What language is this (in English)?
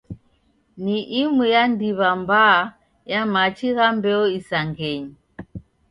Taita